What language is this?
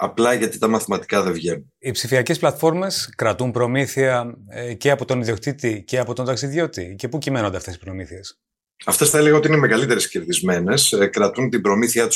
Greek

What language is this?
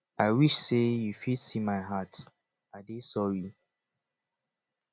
Nigerian Pidgin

